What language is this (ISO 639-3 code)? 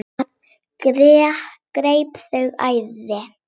isl